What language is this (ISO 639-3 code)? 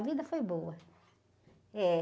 por